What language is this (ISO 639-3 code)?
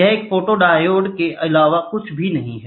hin